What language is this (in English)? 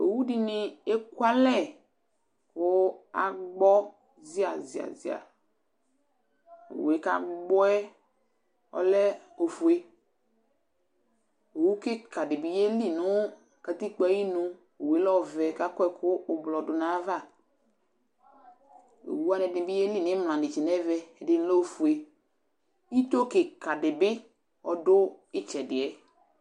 Ikposo